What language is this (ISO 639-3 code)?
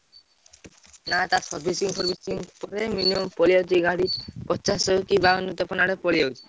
ori